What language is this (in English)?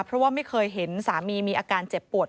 Thai